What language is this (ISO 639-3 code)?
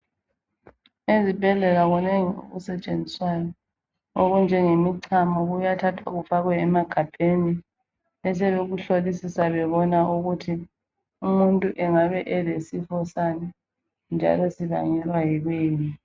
nde